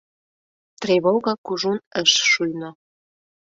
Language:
Mari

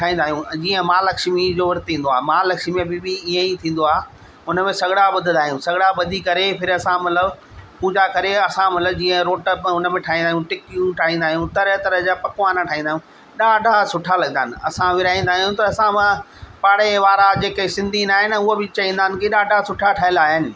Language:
Sindhi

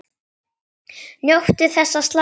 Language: Icelandic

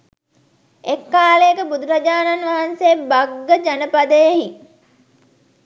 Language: Sinhala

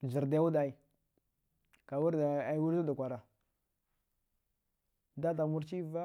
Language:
Dghwede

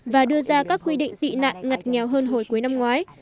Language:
Vietnamese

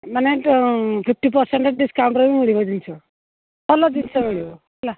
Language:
Odia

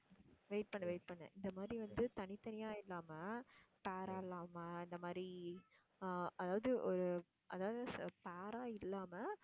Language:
Tamil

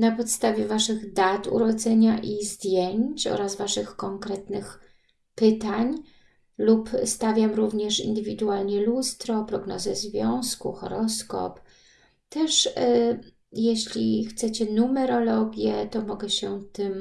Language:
Polish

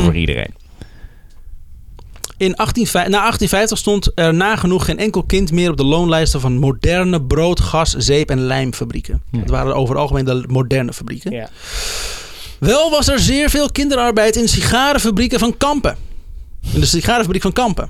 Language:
Dutch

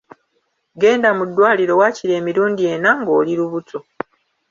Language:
Ganda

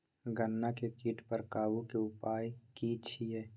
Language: Maithili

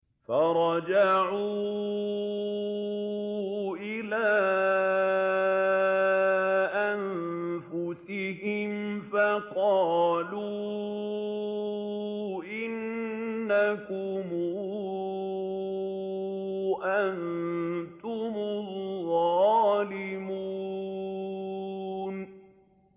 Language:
Arabic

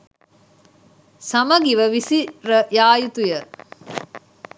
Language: Sinhala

